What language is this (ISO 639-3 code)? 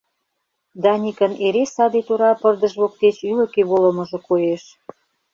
chm